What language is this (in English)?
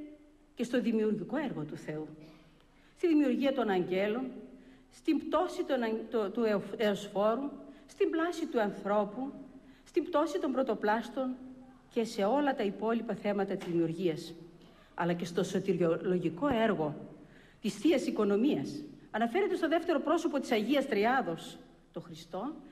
Greek